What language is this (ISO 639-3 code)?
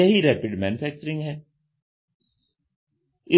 hin